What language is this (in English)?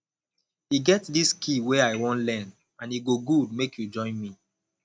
Nigerian Pidgin